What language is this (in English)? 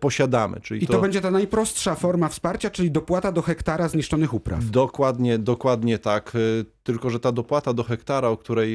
Polish